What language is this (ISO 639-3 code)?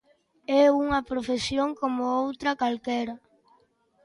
glg